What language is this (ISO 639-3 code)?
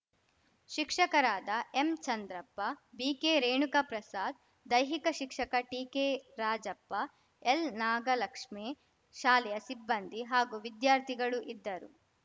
kan